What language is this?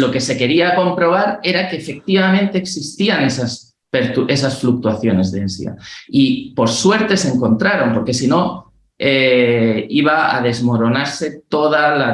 Spanish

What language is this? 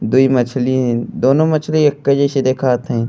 Bhojpuri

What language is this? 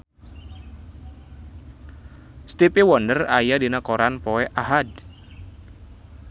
Sundanese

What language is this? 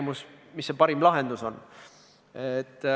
Estonian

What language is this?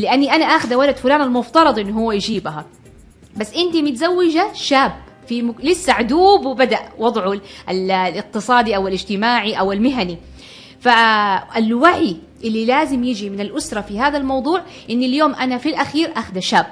Arabic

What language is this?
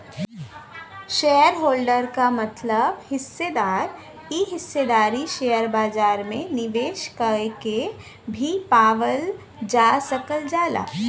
Bhojpuri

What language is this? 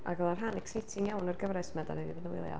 Welsh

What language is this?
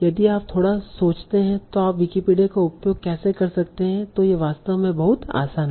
Hindi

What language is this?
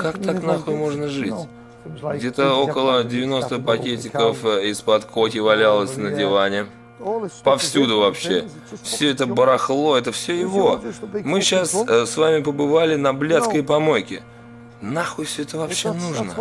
Russian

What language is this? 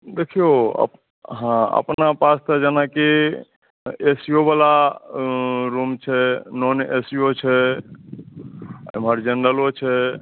Maithili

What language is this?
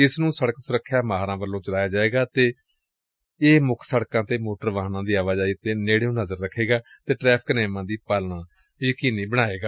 Punjabi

